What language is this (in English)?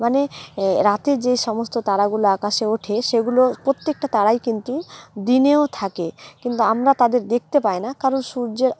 Bangla